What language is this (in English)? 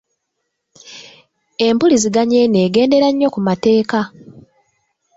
Ganda